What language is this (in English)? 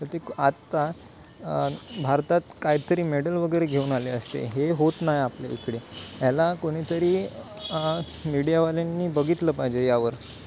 Marathi